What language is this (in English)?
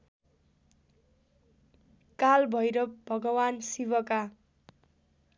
Nepali